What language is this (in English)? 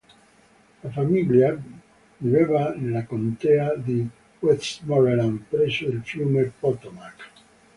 Italian